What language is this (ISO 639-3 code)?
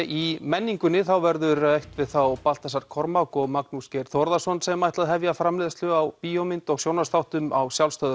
isl